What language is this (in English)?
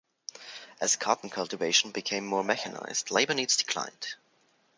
English